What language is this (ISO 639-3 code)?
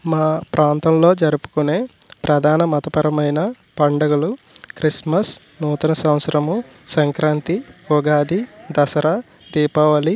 tel